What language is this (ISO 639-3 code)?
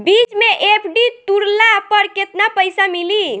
bho